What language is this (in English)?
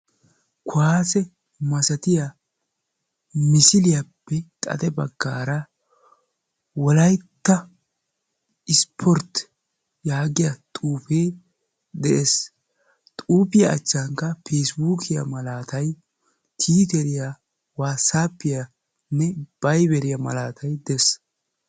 Wolaytta